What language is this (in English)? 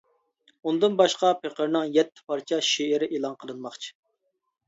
Uyghur